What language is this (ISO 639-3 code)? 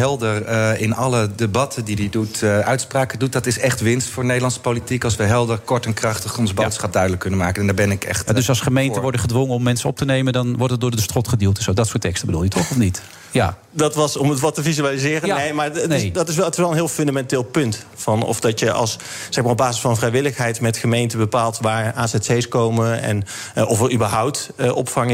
nld